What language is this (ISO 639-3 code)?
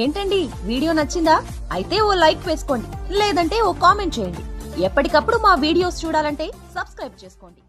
tel